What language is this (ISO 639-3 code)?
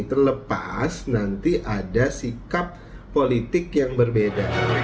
ind